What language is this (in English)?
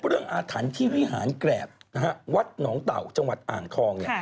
Thai